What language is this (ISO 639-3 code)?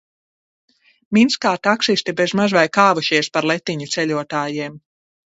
lav